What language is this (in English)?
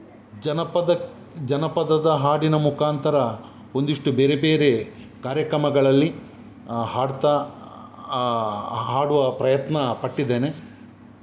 Kannada